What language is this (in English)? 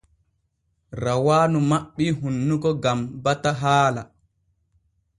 Borgu Fulfulde